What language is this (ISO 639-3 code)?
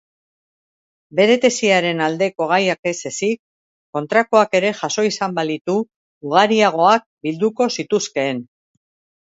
eus